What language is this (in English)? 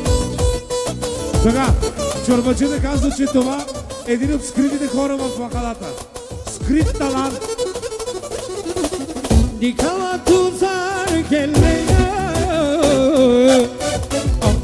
Bulgarian